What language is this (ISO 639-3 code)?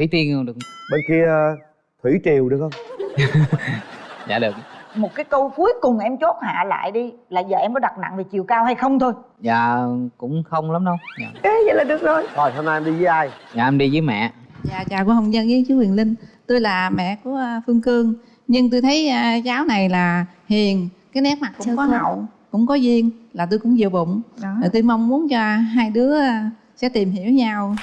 vie